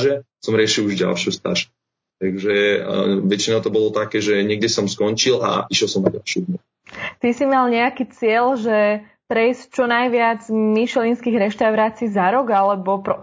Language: Slovak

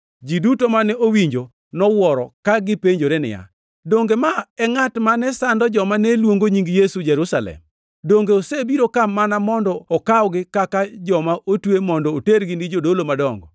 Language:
Luo (Kenya and Tanzania)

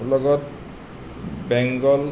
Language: Assamese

